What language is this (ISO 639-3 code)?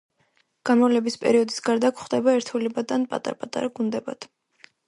kat